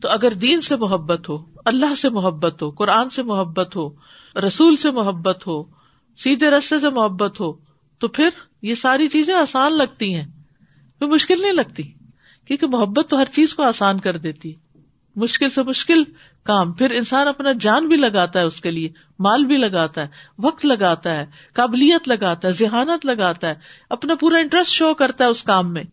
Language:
Urdu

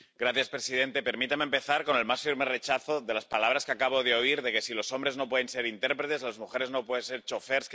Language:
Spanish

